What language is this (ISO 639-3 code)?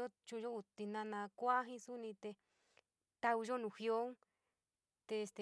mig